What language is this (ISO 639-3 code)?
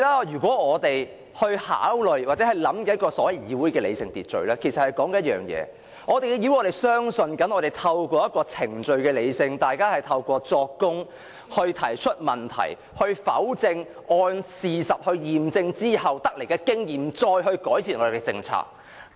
yue